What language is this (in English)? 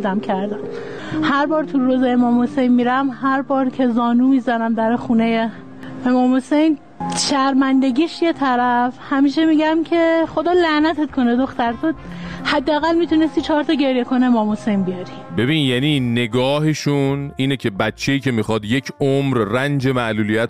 Persian